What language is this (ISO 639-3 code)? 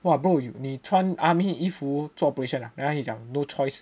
eng